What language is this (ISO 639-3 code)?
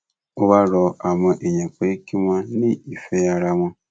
yor